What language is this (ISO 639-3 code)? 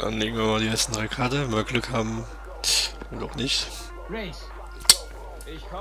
deu